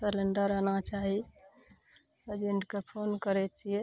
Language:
Maithili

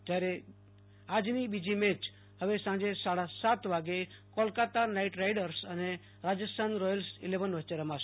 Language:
Gujarati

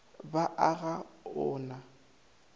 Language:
Northern Sotho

